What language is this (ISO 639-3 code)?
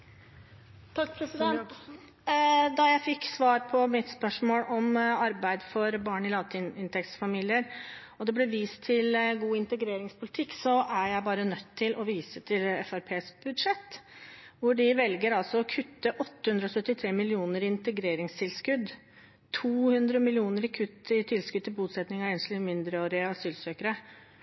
nob